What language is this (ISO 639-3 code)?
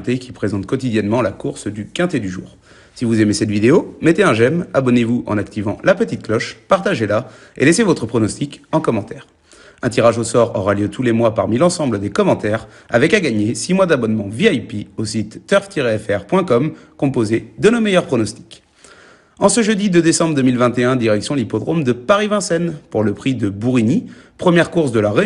fra